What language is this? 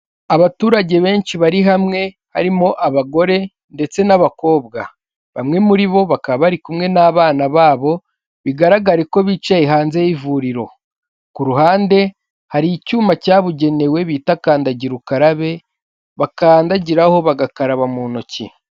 Kinyarwanda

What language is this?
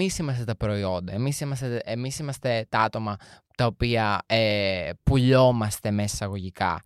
Greek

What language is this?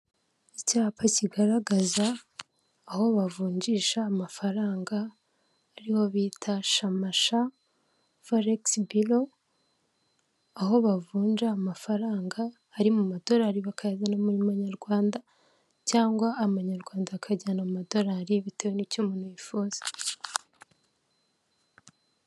Kinyarwanda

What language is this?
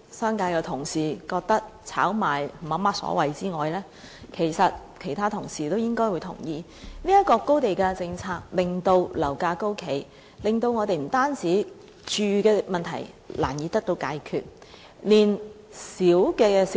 Cantonese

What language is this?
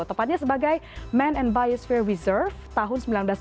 Indonesian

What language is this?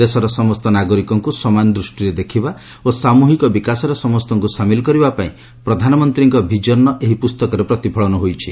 Odia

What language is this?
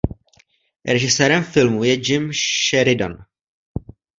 Czech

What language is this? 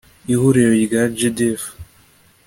Kinyarwanda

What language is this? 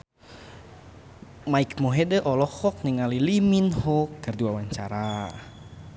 Sundanese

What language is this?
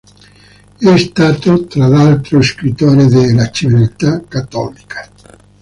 Italian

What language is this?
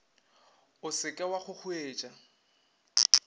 Northern Sotho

